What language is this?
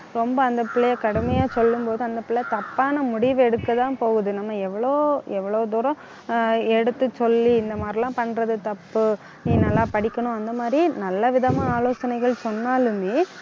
Tamil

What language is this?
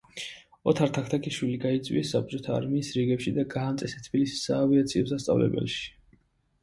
Georgian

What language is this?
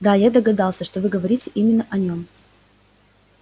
Russian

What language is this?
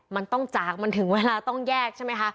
Thai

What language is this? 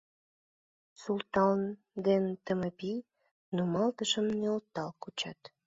Mari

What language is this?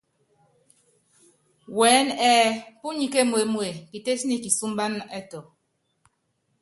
Yangben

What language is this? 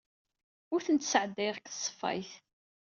Kabyle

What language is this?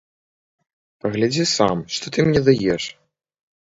Belarusian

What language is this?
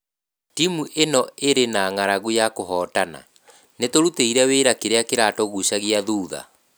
Kikuyu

